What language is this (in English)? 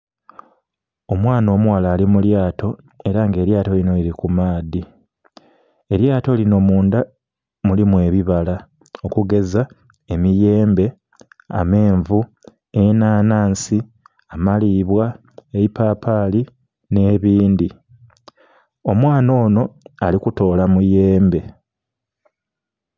Soga